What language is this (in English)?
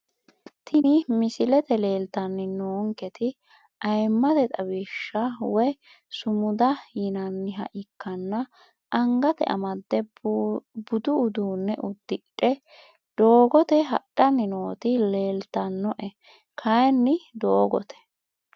Sidamo